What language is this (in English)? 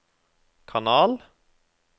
Norwegian